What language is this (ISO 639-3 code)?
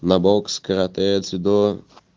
rus